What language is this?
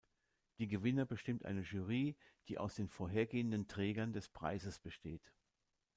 German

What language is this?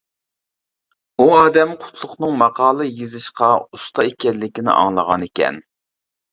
Uyghur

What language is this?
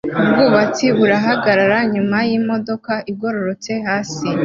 Kinyarwanda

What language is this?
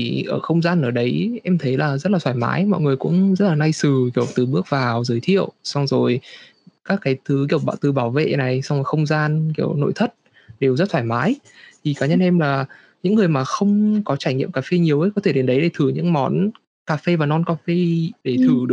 Vietnamese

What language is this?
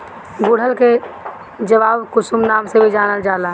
Bhojpuri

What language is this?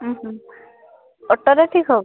Odia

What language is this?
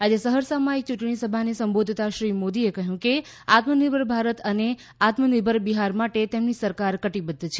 Gujarati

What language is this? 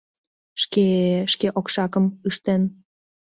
Mari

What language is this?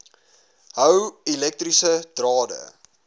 Afrikaans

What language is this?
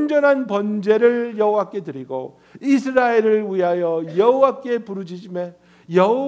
Korean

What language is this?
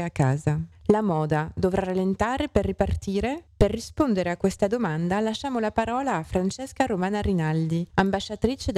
Italian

